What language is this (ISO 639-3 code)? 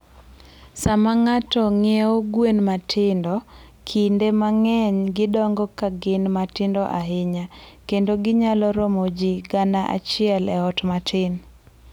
luo